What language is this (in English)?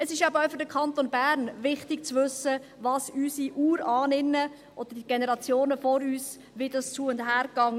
Swiss German